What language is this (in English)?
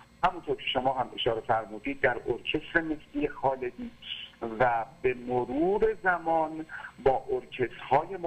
Persian